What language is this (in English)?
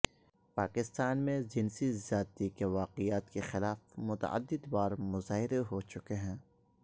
Urdu